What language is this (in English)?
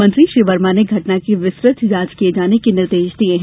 Hindi